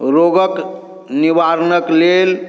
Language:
Maithili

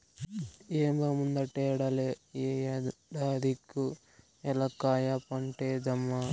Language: Telugu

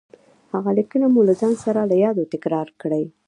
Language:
Pashto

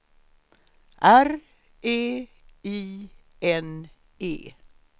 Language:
Swedish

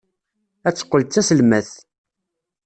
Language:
Kabyle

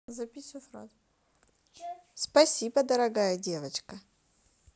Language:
Russian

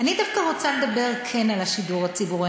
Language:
Hebrew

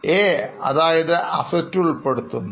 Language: Malayalam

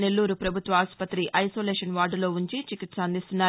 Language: Telugu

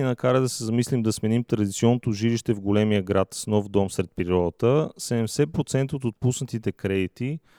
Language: Bulgarian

